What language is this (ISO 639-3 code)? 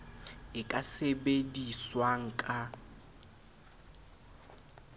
sot